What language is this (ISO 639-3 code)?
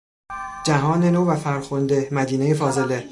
fas